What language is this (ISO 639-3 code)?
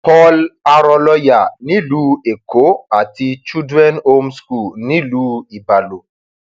yor